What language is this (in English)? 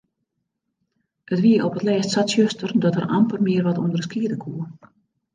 Western Frisian